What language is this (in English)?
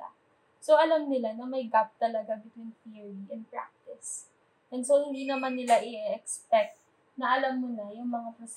Filipino